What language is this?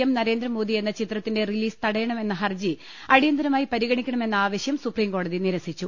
Malayalam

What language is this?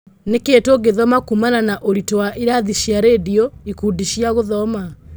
Kikuyu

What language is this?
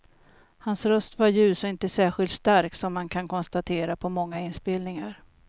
Swedish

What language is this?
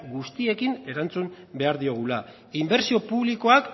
Basque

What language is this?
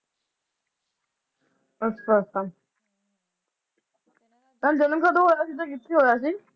Punjabi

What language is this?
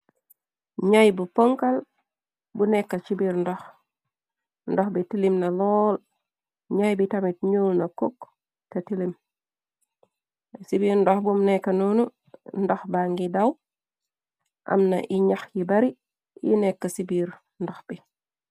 Wolof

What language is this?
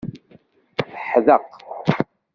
Kabyle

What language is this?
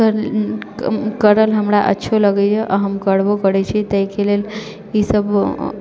Maithili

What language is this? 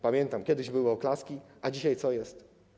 Polish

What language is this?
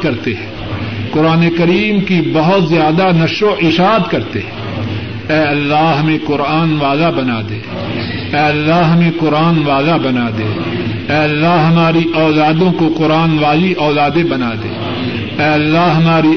Urdu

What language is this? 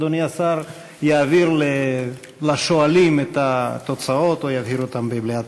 Hebrew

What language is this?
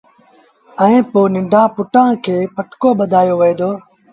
Sindhi Bhil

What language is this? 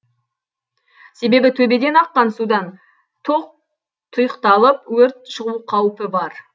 Kazakh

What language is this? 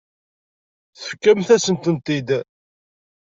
Kabyle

